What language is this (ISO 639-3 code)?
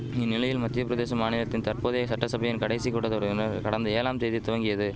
tam